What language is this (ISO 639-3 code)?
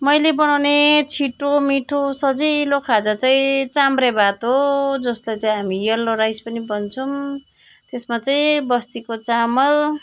nep